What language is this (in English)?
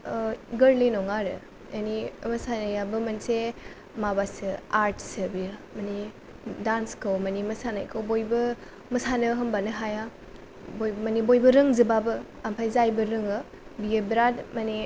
Bodo